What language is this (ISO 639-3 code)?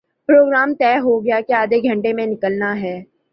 urd